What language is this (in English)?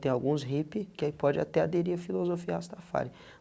Portuguese